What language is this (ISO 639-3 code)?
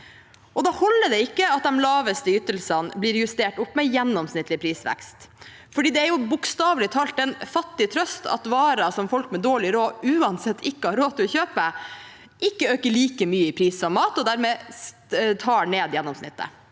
nor